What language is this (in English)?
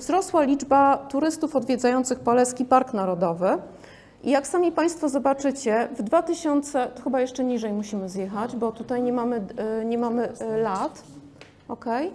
Polish